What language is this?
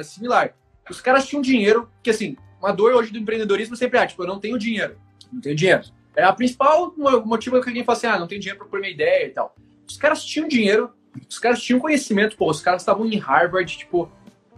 Portuguese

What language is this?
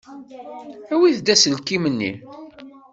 Kabyle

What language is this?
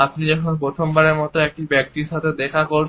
Bangla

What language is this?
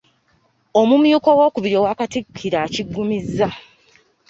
Ganda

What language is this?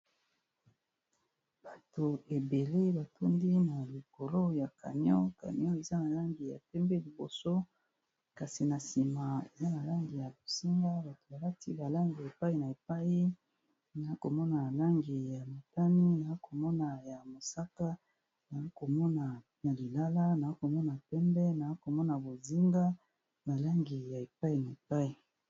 Lingala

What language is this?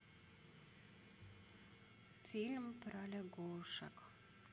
Russian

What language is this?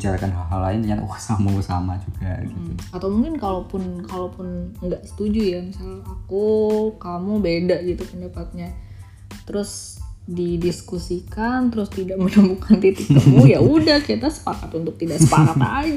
Indonesian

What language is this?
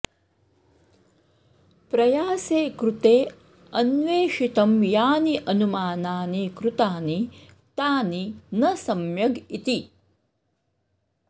Sanskrit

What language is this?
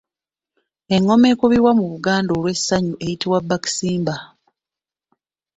Ganda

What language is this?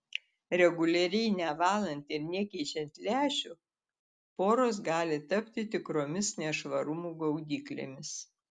Lithuanian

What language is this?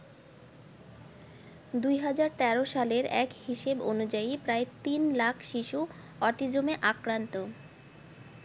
Bangla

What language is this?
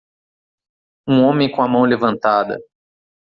Portuguese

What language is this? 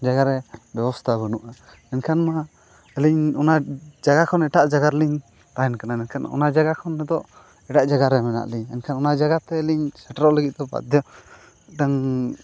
Santali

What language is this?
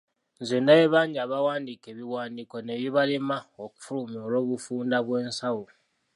Ganda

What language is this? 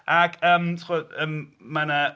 Welsh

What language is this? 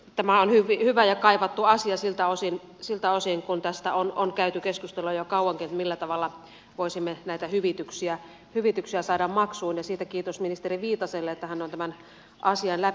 Finnish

